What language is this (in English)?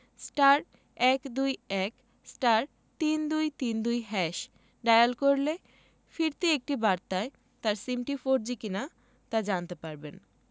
Bangla